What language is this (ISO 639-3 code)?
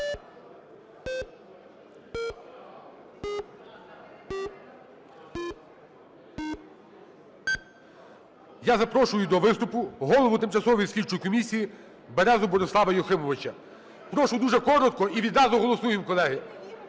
ukr